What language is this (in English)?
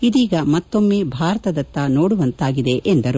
Kannada